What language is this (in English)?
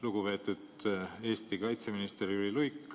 Estonian